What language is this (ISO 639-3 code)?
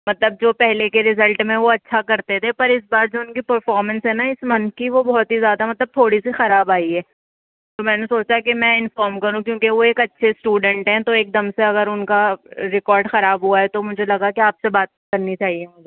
urd